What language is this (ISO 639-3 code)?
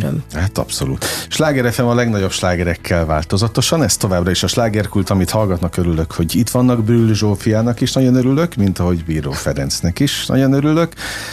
hun